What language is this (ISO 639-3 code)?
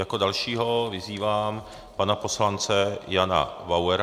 ces